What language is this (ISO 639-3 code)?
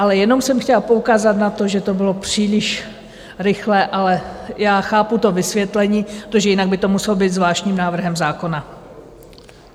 ces